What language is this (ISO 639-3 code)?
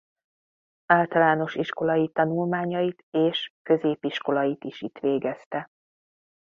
hun